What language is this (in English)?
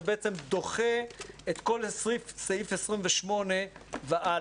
Hebrew